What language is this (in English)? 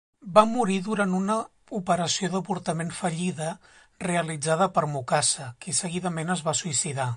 Catalan